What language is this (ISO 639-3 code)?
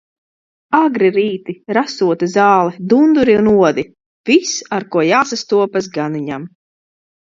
lav